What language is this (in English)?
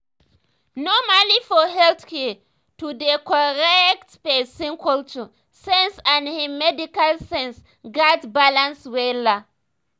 Nigerian Pidgin